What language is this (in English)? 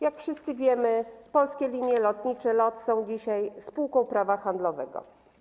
Polish